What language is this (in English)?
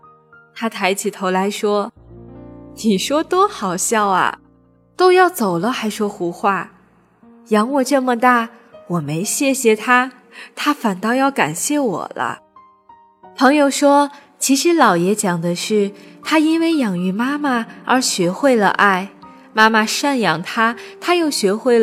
Chinese